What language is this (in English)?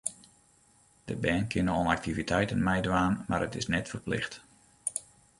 Western Frisian